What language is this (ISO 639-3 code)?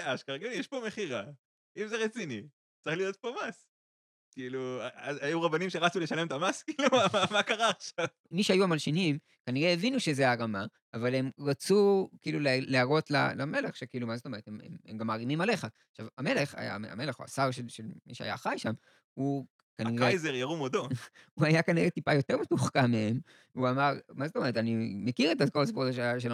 heb